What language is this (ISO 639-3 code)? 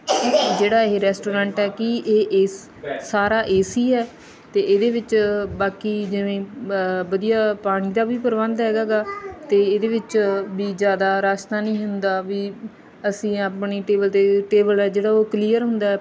pan